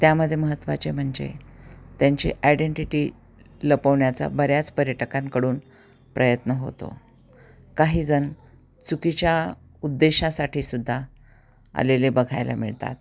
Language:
Marathi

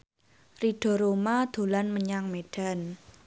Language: Javanese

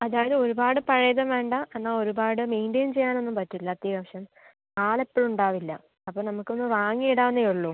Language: Malayalam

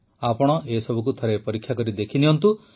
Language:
Odia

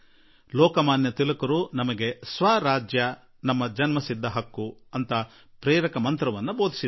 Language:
Kannada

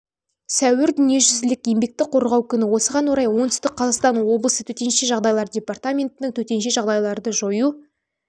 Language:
Kazakh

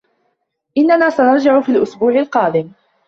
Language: Arabic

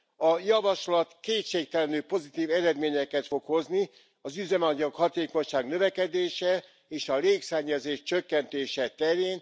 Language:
Hungarian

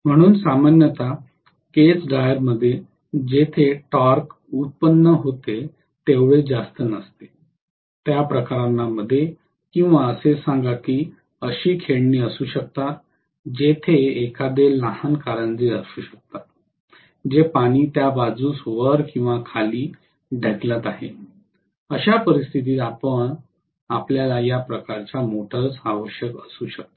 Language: Marathi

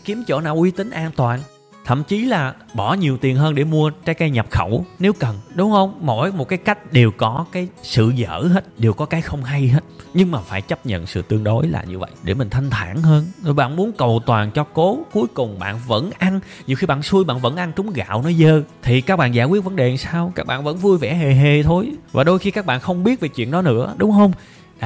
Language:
Vietnamese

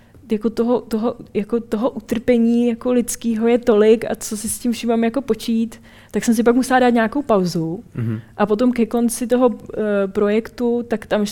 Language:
Czech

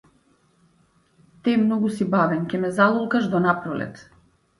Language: Macedonian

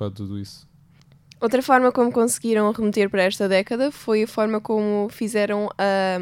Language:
Portuguese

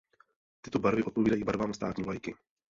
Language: Czech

